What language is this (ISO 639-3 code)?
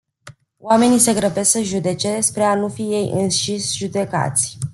ron